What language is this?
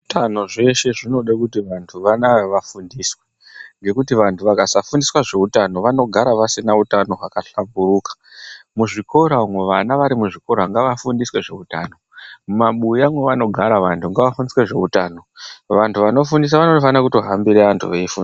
Ndau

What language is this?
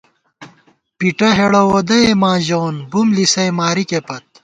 Gawar-Bati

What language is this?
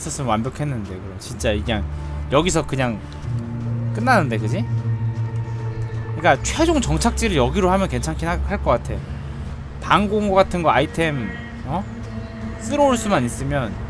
Korean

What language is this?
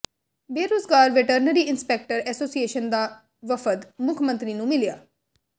Punjabi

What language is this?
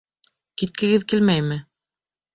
Bashkir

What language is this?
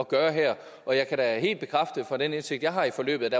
Danish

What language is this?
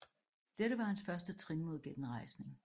Danish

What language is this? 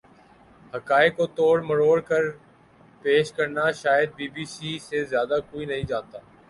Urdu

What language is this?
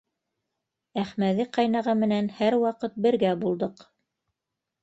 Bashkir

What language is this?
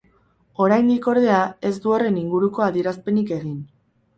Basque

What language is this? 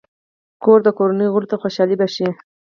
Pashto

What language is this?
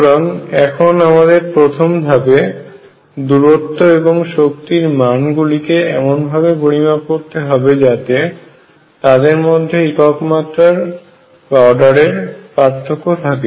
Bangla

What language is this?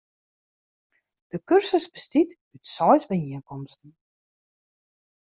Western Frisian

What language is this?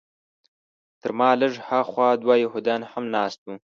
Pashto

